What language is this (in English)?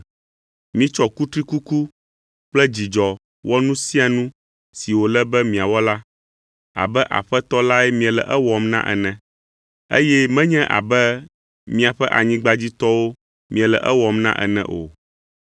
Ewe